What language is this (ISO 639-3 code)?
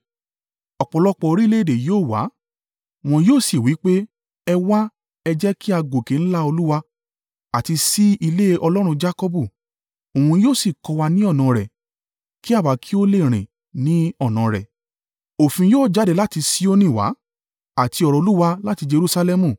yor